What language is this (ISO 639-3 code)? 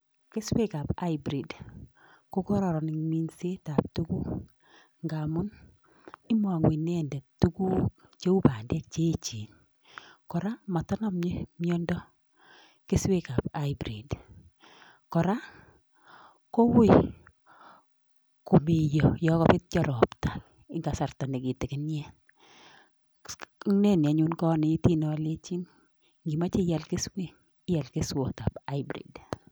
kln